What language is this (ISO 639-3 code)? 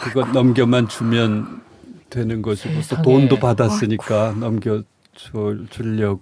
kor